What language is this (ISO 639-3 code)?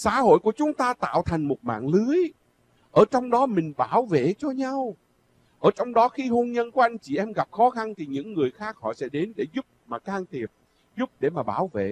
vie